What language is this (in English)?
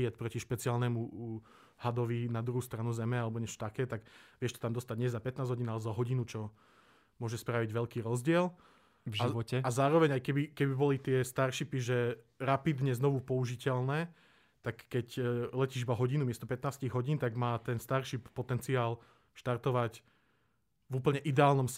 Slovak